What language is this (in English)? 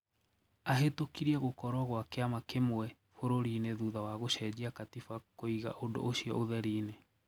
Kikuyu